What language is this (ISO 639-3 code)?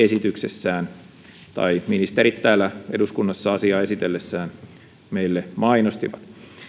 fin